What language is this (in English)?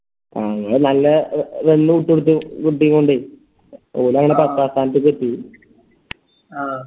Malayalam